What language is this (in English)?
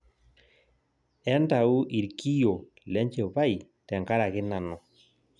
Masai